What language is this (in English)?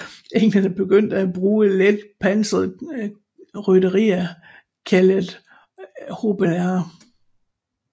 Danish